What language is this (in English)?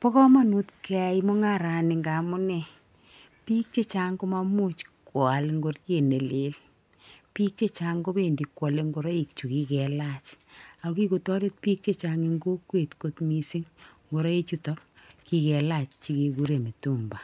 Kalenjin